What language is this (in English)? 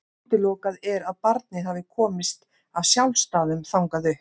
Icelandic